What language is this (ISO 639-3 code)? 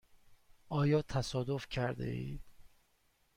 fas